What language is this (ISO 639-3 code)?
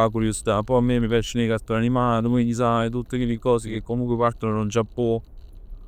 nap